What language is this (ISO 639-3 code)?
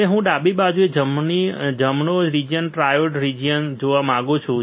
guj